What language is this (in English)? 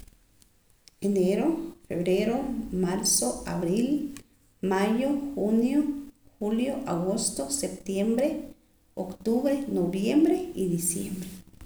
Poqomam